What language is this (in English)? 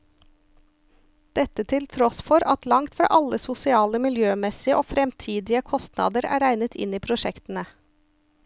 Norwegian